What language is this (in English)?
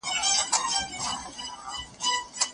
Pashto